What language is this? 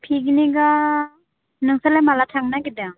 Bodo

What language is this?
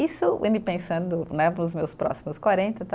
Portuguese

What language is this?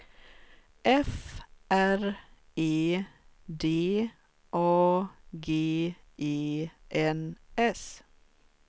Swedish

